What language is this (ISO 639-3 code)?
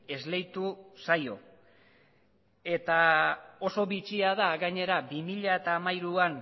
eus